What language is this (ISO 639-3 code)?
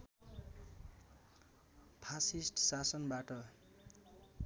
nep